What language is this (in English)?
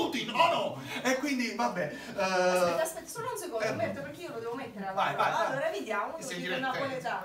Italian